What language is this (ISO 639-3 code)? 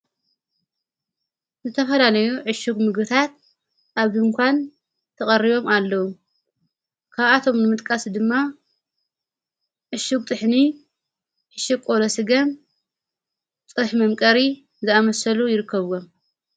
tir